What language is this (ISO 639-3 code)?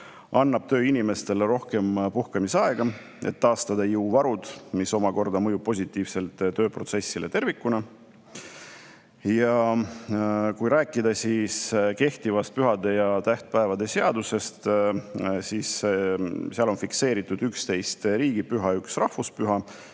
est